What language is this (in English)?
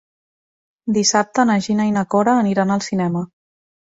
Catalan